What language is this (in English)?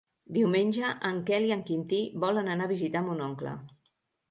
Catalan